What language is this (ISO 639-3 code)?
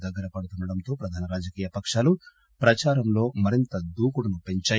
tel